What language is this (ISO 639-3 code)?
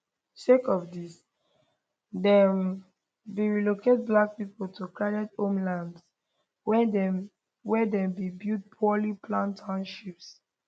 pcm